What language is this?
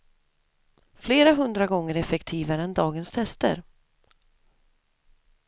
Swedish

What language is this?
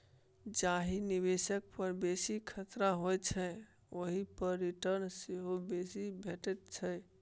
Maithili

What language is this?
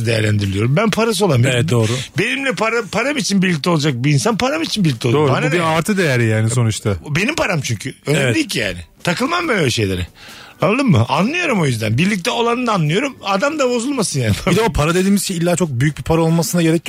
Turkish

